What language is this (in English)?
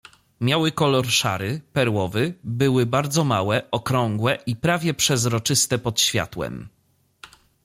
Polish